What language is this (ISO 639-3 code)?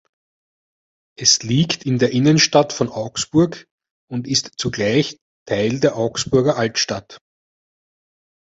deu